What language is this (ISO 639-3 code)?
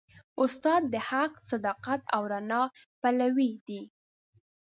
pus